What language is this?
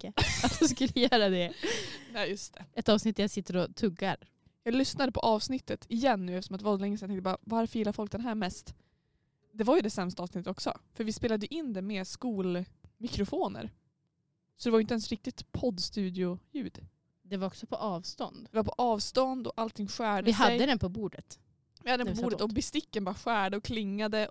Swedish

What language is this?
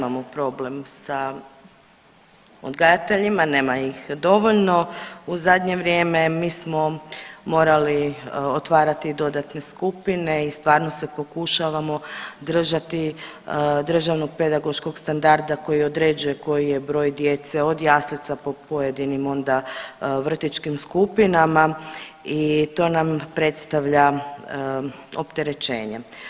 Croatian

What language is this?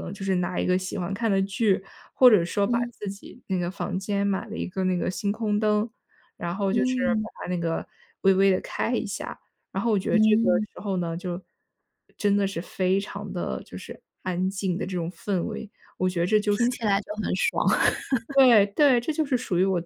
Chinese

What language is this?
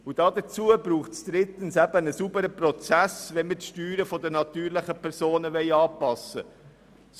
Swiss German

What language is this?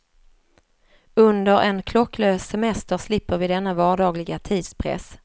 Swedish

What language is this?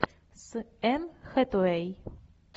Russian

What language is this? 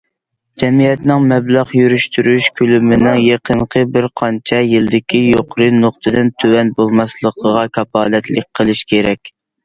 Uyghur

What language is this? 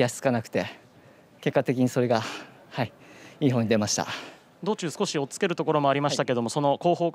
Japanese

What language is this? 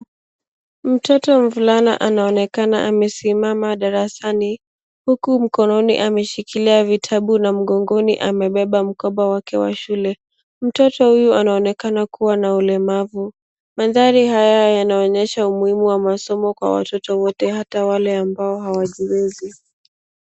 Swahili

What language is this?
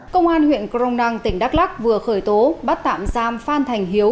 Vietnamese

